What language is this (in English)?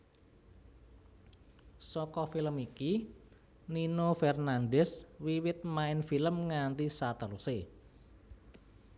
Javanese